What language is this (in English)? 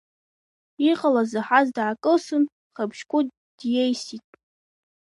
Abkhazian